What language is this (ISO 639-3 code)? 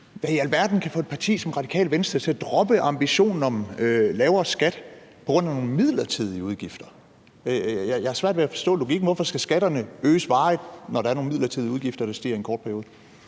dan